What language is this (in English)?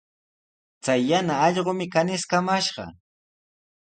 Sihuas Ancash Quechua